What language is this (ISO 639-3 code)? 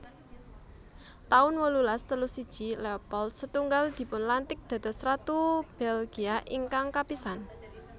jav